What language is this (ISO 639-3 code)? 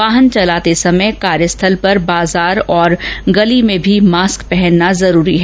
hin